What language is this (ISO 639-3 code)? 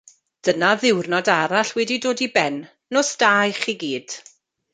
cym